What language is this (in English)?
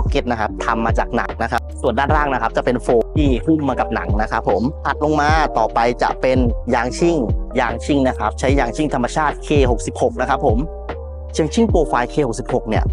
Thai